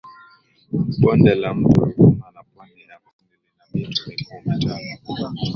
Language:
Swahili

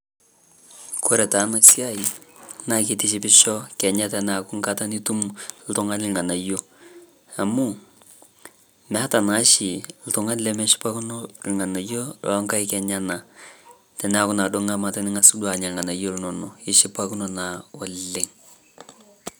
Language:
Masai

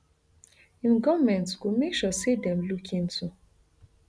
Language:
Nigerian Pidgin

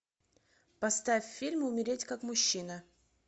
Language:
Russian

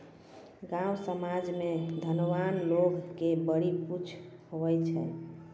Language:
Maithili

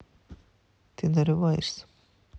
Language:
Russian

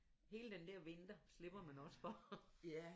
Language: Danish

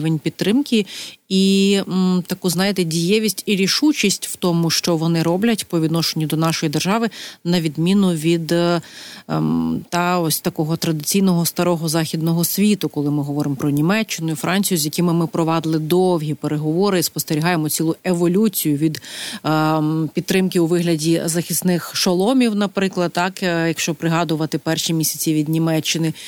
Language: Ukrainian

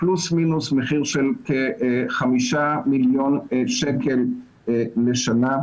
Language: Hebrew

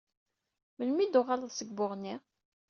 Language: Kabyle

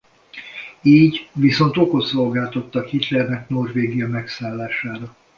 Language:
Hungarian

